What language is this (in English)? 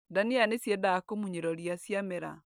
Kikuyu